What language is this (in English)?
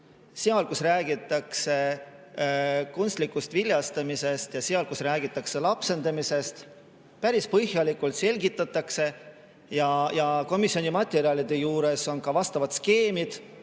Estonian